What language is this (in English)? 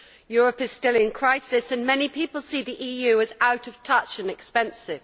English